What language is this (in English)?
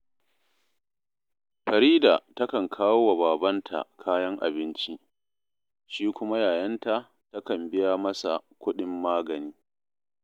Hausa